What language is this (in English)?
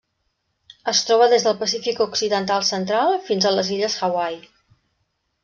Catalan